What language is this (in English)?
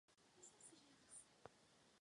Czech